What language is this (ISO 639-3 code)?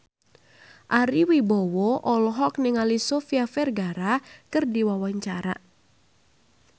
sun